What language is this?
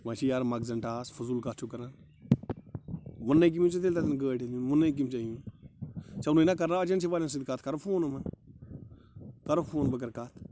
Kashmiri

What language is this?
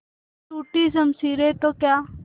Hindi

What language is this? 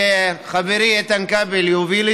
Hebrew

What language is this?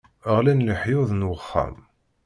Kabyle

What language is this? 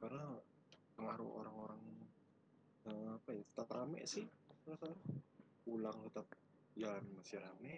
Indonesian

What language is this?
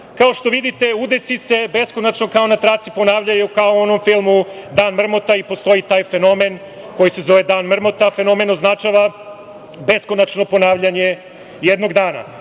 Serbian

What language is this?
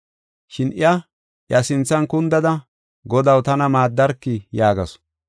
Gofa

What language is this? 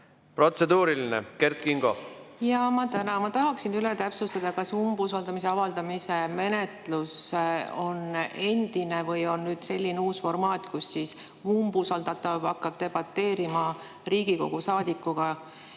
Estonian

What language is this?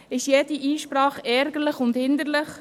Swiss German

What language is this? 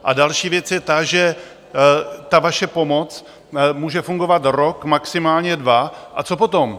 Czech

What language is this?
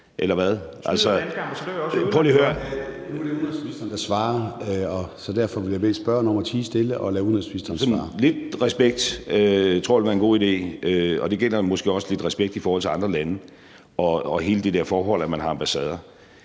Danish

